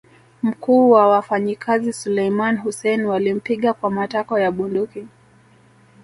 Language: Swahili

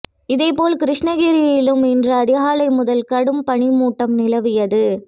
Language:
Tamil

